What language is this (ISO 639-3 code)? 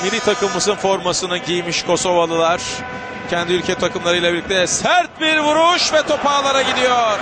tur